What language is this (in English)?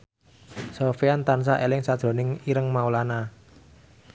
Javanese